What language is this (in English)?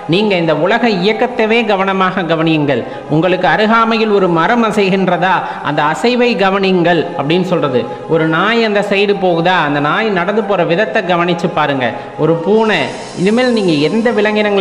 Norwegian